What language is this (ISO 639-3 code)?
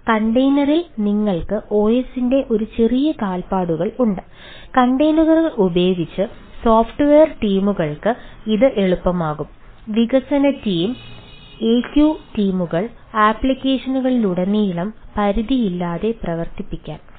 mal